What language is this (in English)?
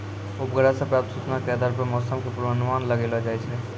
Maithili